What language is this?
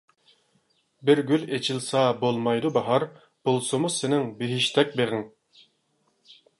Uyghur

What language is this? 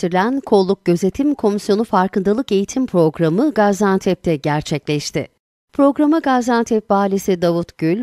Turkish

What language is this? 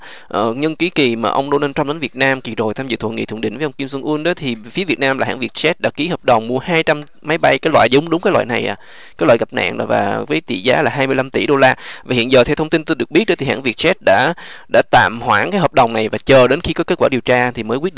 Vietnamese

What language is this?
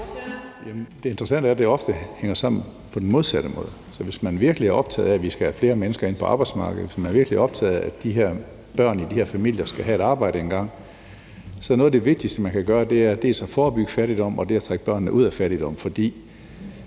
Danish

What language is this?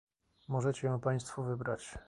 Polish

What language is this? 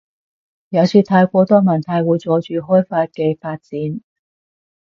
Cantonese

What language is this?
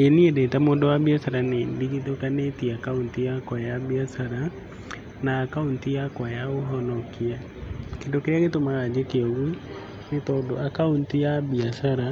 Kikuyu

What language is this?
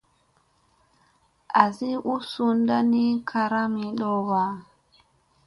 Musey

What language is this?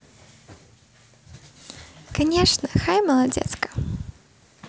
Russian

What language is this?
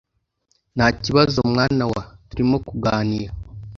Kinyarwanda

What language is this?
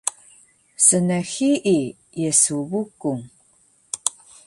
Taroko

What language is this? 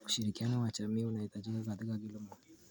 Kalenjin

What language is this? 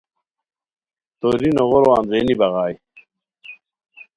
Khowar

